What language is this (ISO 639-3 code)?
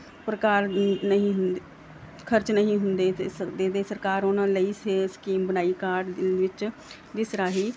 pan